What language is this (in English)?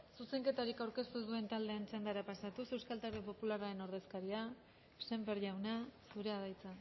Basque